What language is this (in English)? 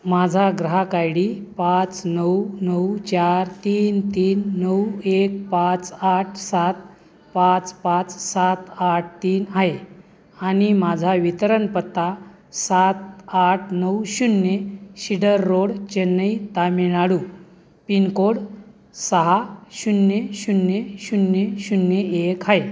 Marathi